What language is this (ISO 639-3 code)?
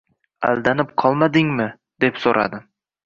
uzb